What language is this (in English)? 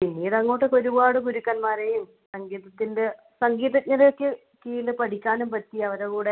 Malayalam